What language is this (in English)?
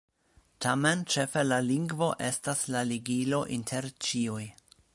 Esperanto